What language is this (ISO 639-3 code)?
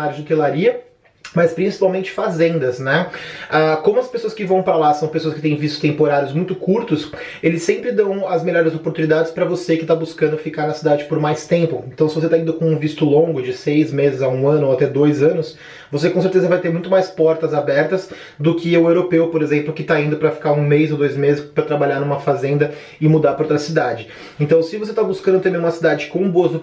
por